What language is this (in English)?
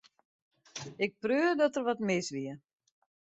Western Frisian